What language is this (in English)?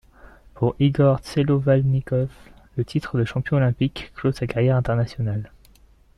French